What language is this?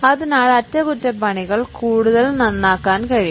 Malayalam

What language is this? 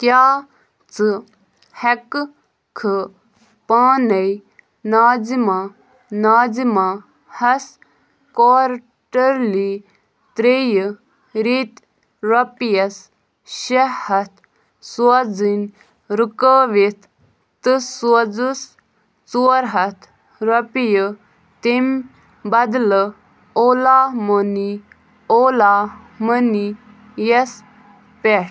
Kashmiri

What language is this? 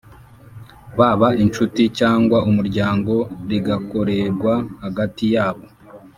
Kinyarwanda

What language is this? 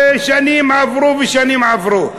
Hebrew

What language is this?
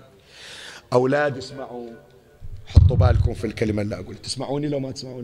Arabic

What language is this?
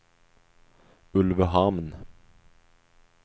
Swedish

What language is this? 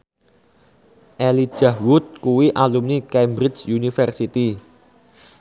Javanese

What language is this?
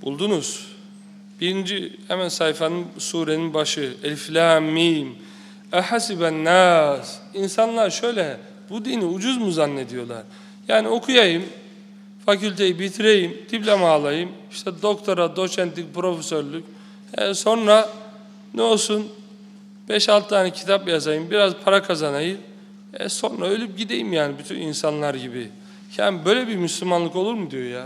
Turkish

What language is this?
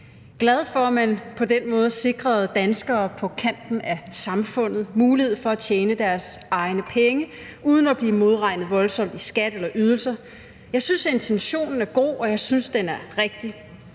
Danish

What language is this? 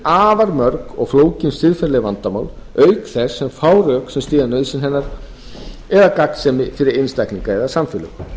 Icelandic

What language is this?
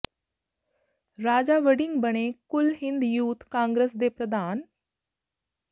Punjabi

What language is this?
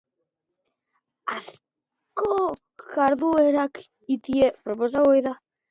Basque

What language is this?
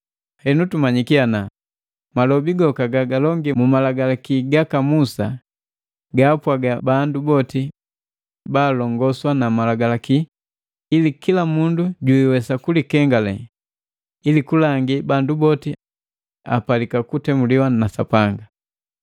Matengo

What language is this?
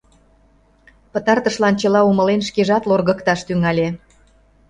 Mari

